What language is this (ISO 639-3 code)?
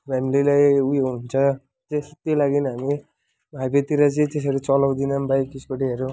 nep